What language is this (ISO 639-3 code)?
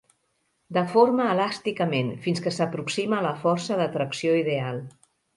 cat